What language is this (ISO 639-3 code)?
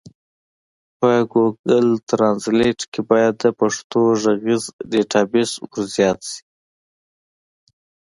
pus